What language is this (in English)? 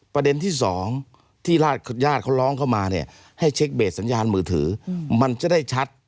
Thai